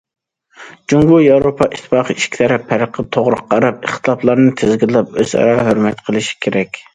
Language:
Uyghur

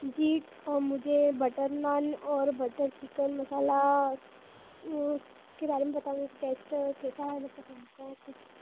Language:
Hindi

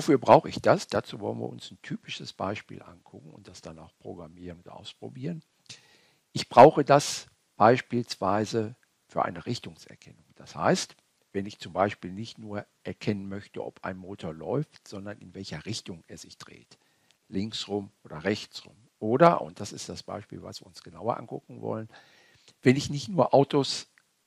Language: German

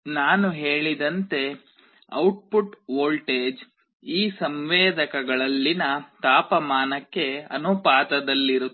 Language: Kannada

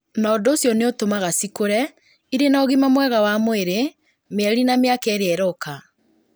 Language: Kikuyu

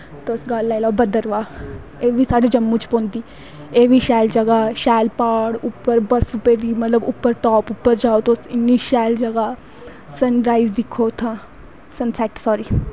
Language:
Dogri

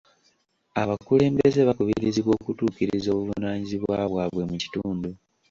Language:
Ganda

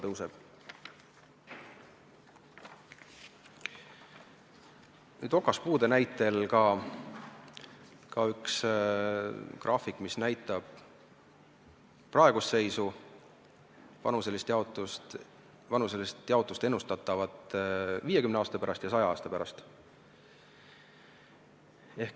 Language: Estonian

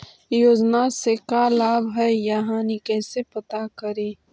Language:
Magahi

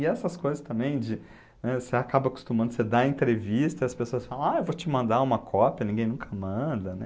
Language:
Portuguese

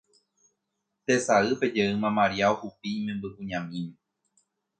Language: Guarani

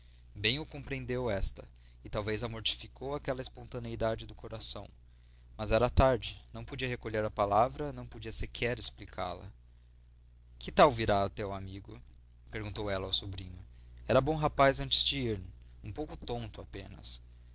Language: Portuguese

